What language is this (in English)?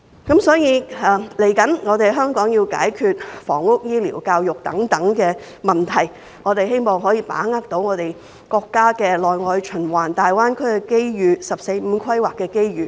Cantonese